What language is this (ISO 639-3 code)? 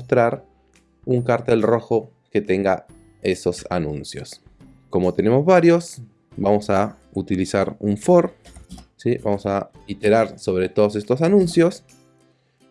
spa